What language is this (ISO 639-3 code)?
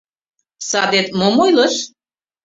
chm